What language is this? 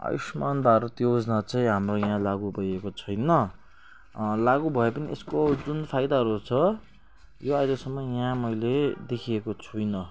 Nepali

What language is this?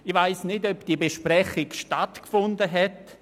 Swiss German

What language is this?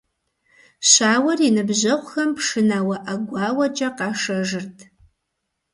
Kabardian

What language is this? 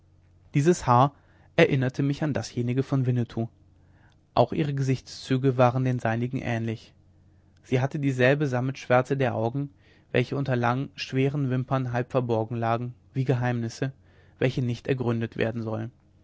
German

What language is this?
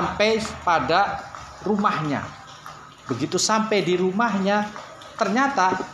Indonesian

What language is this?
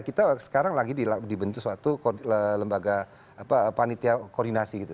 Indonesian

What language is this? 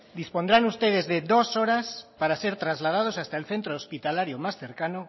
Spanish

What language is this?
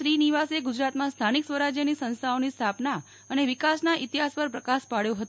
Gujarati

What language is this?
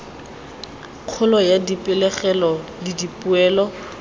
Tswana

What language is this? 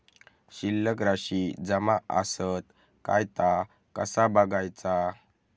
Marathi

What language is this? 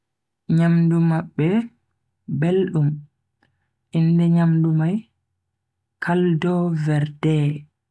Bagirmi Fulfulde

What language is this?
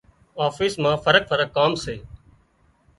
Wadiyara Koli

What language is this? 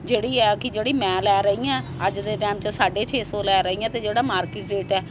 Punjabi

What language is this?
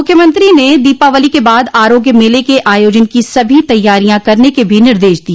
Hindi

